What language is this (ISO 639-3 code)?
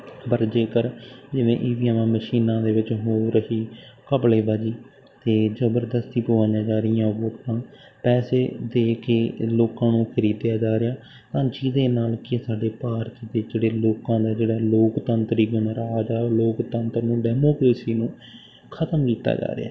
pan